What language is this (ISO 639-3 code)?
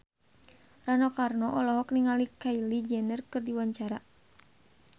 sun